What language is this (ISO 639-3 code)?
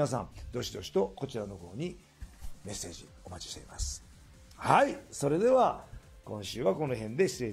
jpn